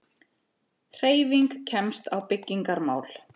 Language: Icelandic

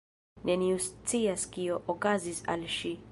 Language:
Esperanto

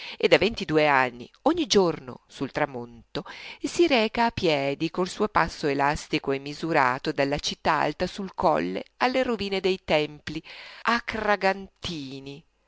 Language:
Italian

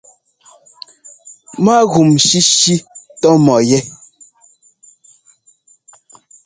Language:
Ngomba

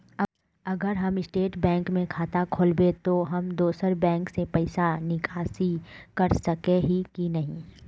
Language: Magahi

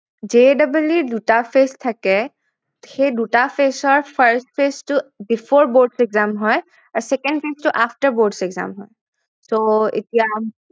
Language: Assamese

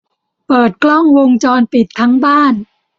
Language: Thai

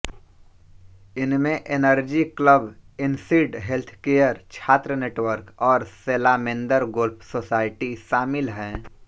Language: Hindi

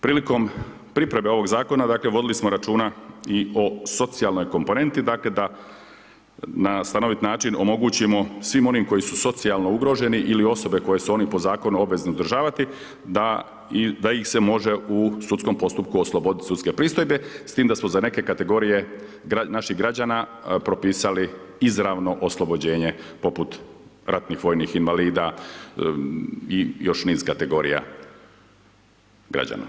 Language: Croatian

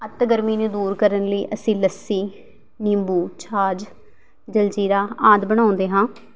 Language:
Punjabi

